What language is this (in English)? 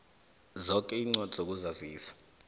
South Ndebele